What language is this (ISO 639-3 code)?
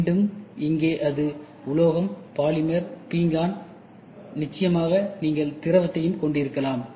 tam